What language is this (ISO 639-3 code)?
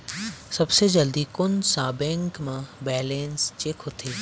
hne